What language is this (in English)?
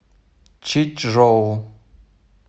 Russian